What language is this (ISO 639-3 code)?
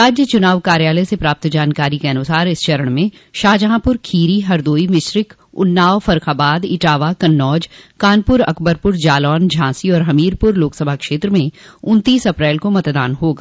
hin